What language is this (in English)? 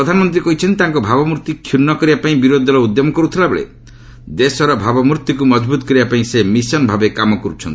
Odia